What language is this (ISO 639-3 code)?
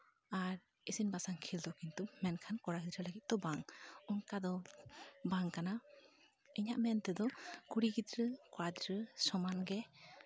sat